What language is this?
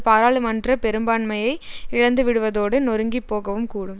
Tamil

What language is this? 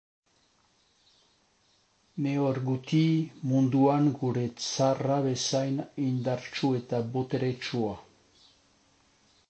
Basque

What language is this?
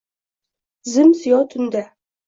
Uzbek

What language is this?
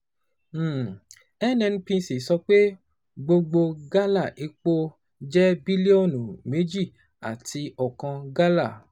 Yoruba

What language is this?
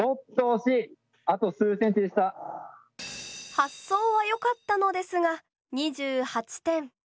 Japanese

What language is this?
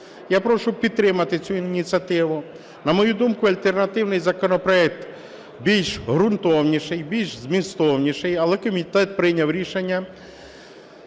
Ukrainian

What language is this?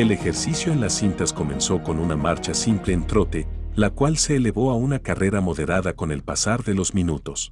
Spanish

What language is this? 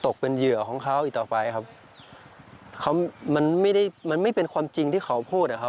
Thai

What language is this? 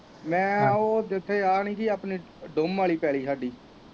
Punjabi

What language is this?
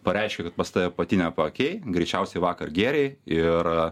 Lithuanian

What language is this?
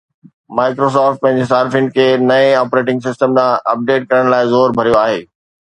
Sindhi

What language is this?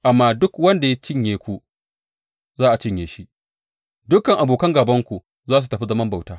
Hausa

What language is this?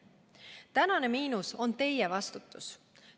Estonian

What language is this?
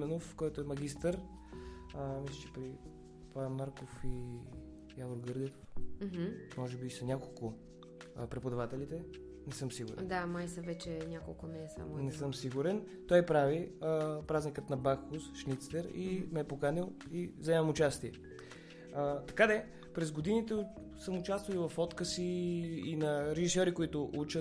Bulgarian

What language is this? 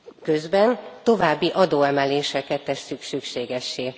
Hungarian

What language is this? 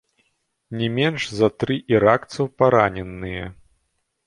Belarusian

